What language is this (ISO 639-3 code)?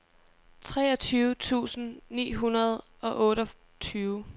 dan